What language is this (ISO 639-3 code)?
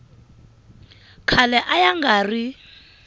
tso